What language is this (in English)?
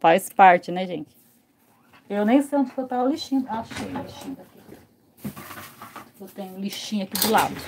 Portuguese